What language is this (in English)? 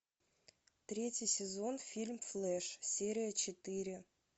Russian